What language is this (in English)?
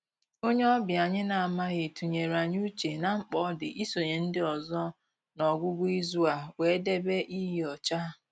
Igbo